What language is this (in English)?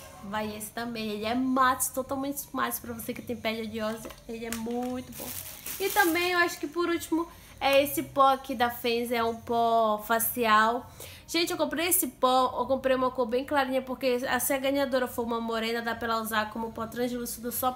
Portuguese